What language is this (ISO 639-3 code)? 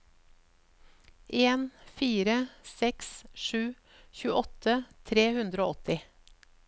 nor